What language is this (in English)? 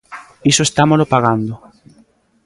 Galician